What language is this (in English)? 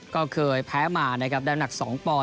Thai